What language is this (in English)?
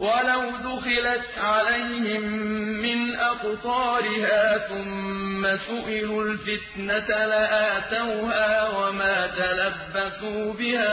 Arabic